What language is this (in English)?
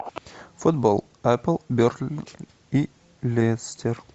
Russian